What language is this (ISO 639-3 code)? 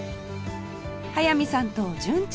jpn